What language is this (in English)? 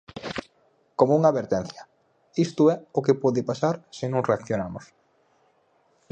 Galician